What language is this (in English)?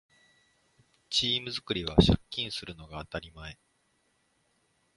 Japanese